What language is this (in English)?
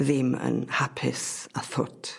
Welsh